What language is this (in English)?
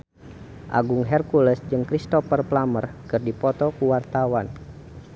Sundanese